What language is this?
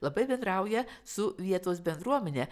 Lithuanian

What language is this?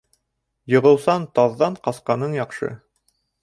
Bashkir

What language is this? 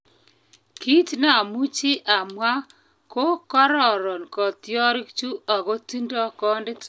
Kalenjin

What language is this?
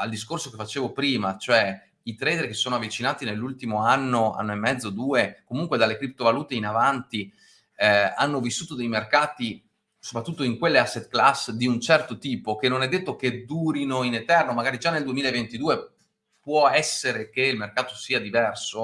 Italian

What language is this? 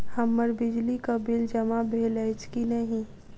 Maithili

